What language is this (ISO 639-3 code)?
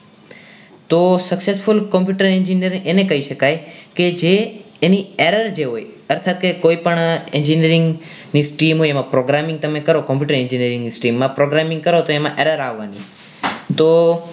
guj